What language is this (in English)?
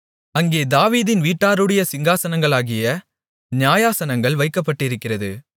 Tamil